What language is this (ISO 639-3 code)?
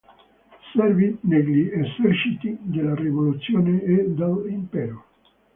ita